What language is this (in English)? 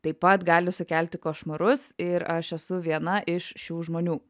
Lithuanian